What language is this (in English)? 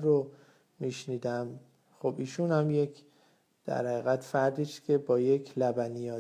Persian